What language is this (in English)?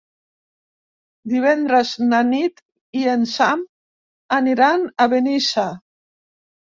Catalan